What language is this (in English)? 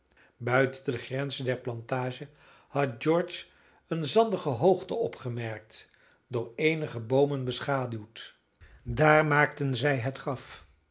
Dutch